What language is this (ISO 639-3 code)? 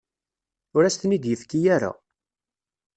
kab